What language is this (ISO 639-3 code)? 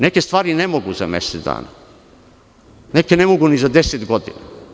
srp